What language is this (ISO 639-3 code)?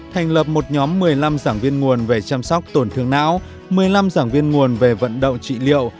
vie